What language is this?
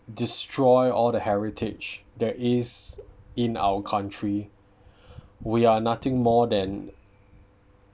English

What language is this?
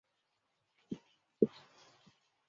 Chinese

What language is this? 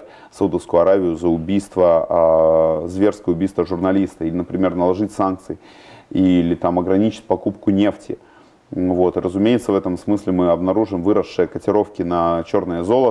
Russian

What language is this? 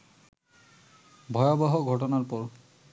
Bangla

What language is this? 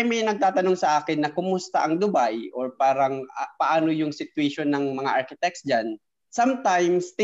Filipino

